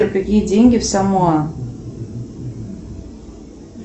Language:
Russian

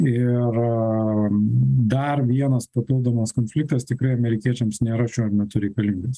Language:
Lithuanian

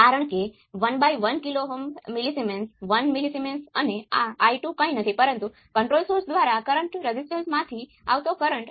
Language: Gujarati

